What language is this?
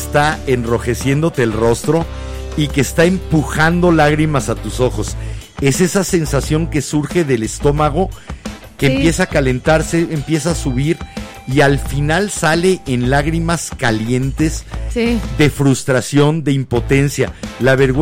Spanish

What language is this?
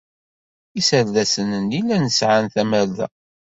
Kabyle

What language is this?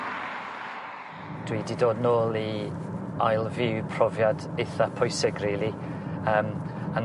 Welsh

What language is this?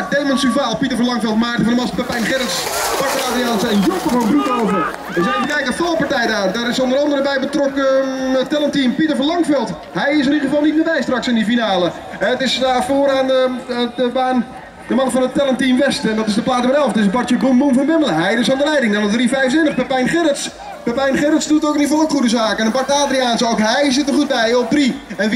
Dutch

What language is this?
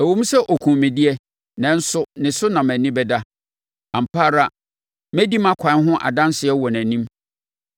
Akan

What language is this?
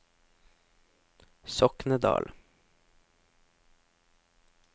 Norwegian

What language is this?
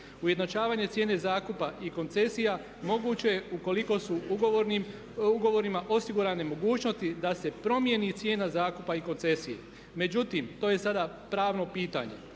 Croatian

